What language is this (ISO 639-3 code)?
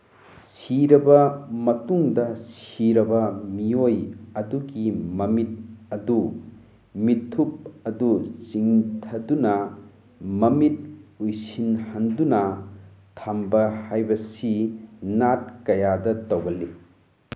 mni